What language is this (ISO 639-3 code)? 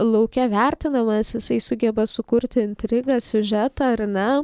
lit